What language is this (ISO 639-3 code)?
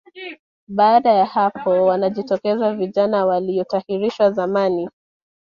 swa